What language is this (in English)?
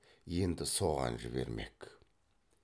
Kazakh